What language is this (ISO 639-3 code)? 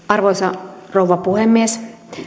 fin